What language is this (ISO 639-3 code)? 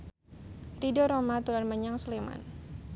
jav